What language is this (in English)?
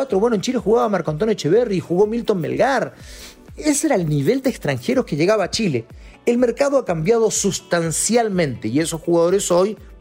Spanish